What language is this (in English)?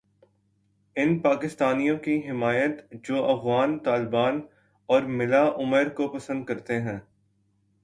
Urdu